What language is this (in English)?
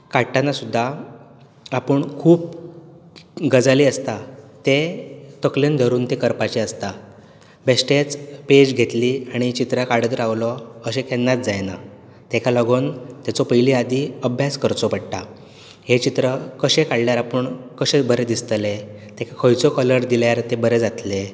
Konkani